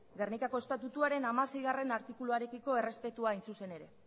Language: Basque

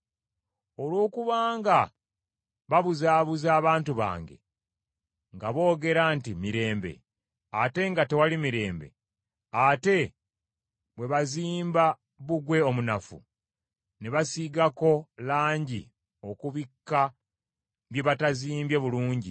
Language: Ganda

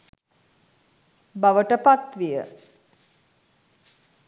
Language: Sinhala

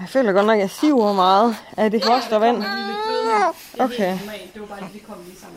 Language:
Danish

